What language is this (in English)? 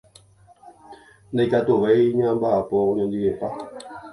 Guarani